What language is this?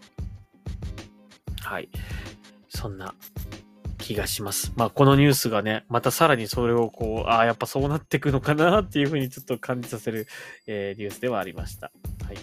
Japanese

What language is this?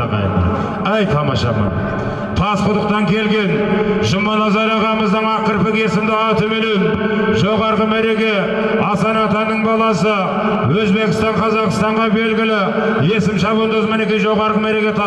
Turkish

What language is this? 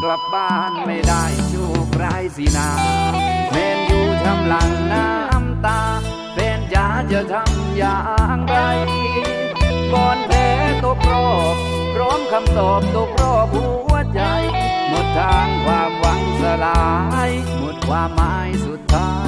Thai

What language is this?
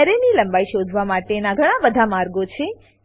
Gujarati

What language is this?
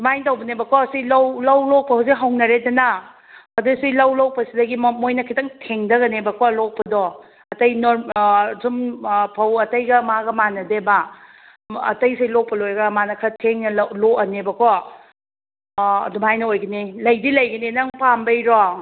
Manipuri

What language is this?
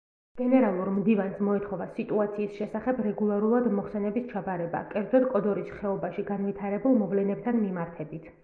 Georgian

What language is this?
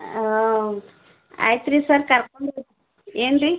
Kannada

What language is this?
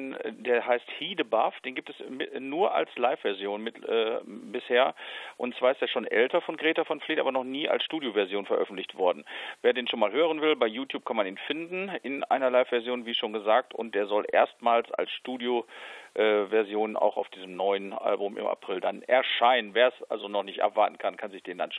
German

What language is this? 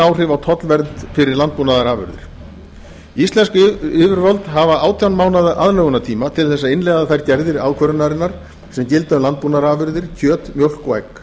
Icelandic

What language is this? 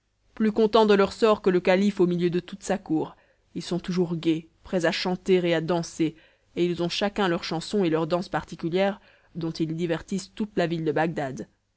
French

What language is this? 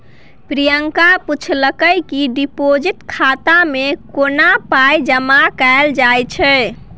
Maithili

